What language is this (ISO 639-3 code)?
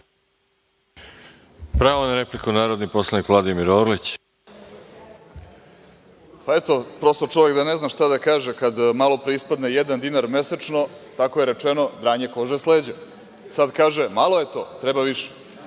srp